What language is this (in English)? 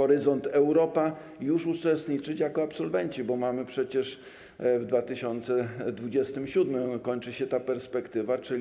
Polish